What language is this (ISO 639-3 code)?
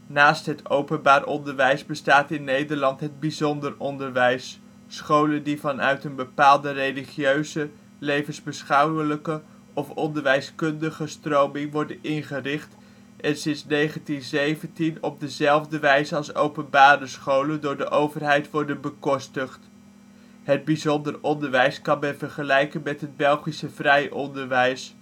nld